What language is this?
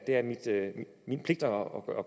Danish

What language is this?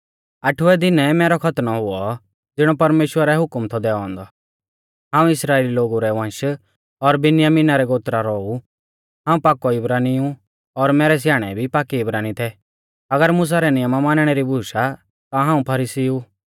Mahasu Pahari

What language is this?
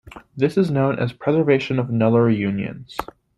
English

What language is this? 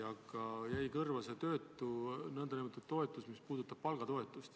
Estonian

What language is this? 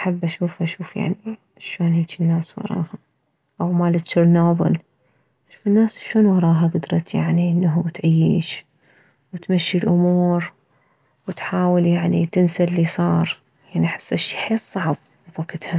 Mesopotamian Arabic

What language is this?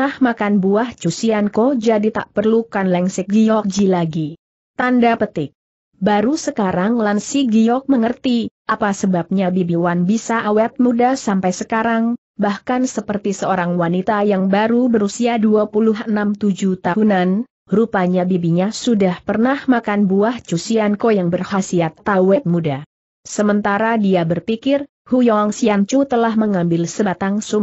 Indonesian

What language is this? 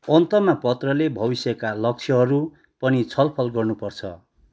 Nepali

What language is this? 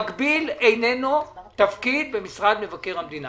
Hebrew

